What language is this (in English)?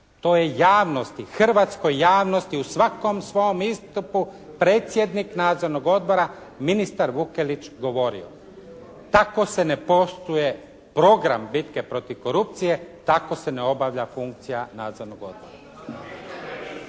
Croatian